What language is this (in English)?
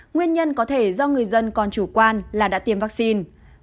Vietnamese